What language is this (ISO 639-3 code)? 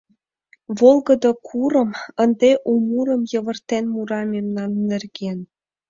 chm